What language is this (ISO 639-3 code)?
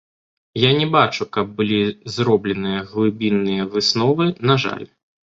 bel